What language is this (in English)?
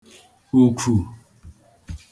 Igbo